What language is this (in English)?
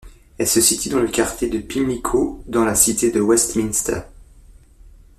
French